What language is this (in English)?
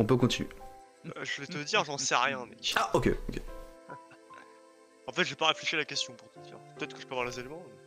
French